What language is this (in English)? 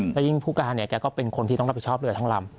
Thai